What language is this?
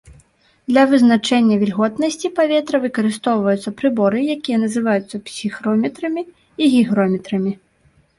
Belarusian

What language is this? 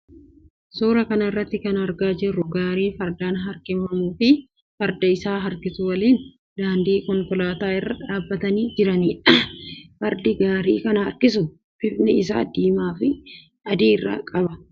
Oromo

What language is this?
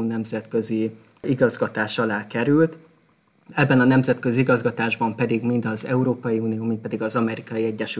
Hungarian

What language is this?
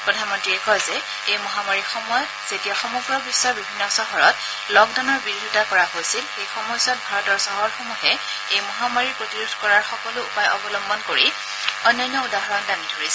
Assamese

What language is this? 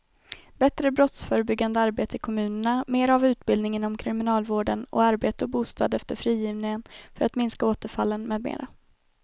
Swedish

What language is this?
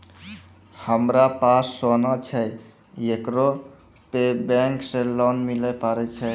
Maithili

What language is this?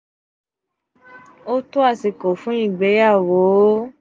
Yoruba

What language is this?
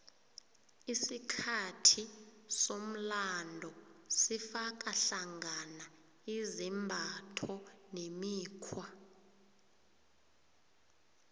South Ndebele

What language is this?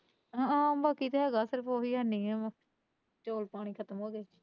Punjabi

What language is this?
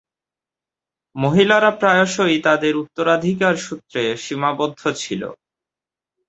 Bangla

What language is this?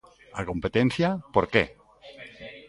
Galician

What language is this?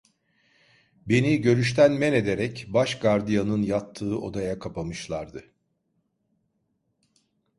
Turkish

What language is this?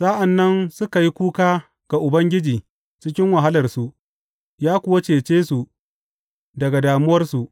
Hausa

